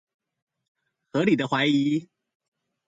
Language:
Chinese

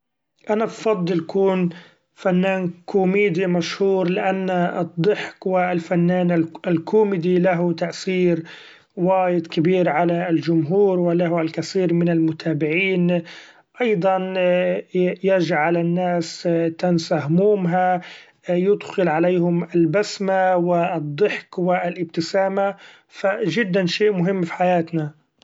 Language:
Gulf Arabic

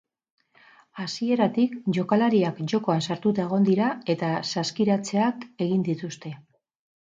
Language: Basque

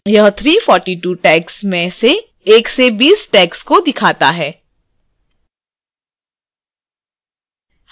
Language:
Hindi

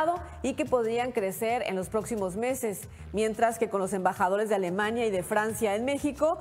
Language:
Spanish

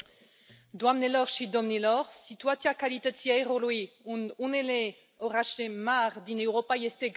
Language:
Romanian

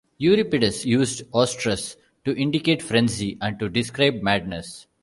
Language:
English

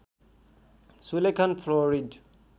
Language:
Nepali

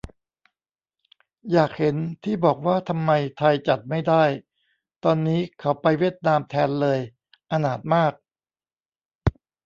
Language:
Thai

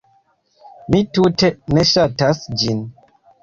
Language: Esperanto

